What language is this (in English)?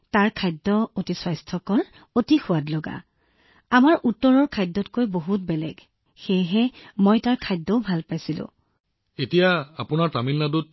Assamese